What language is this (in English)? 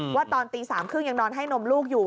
Thai